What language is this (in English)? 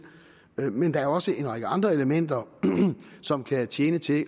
Danish